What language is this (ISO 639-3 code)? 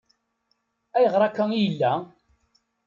kab